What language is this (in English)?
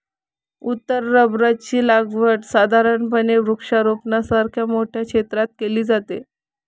Marathi